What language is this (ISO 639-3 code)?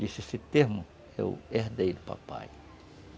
por